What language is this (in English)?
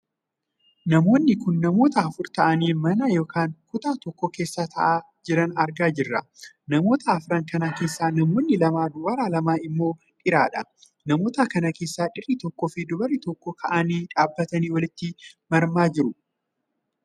Oromo